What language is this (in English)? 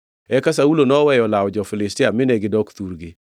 Luo (Kenya and Tanzania)